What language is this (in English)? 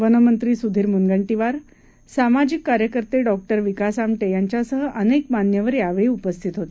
Marathi